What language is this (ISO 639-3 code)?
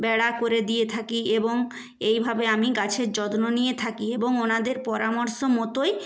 ben